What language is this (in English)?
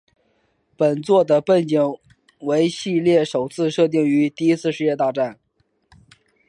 Chinese